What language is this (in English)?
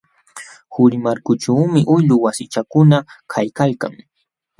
Jauja Wanca Quechua